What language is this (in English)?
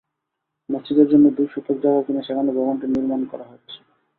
Bangla